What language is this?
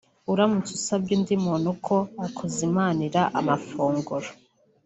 Kinyarwanda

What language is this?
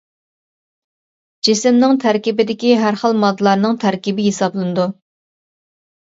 Uyghur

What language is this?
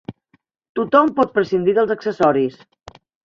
Catalan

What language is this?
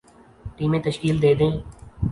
Urdu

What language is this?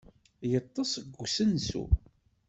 Kabyle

